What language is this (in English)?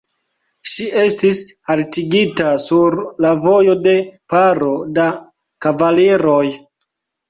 Esperanto